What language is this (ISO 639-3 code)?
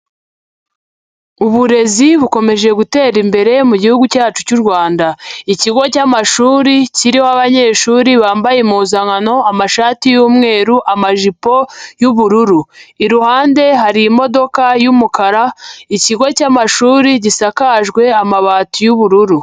kin